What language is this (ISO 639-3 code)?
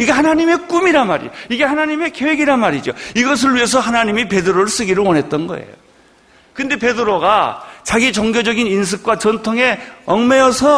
kor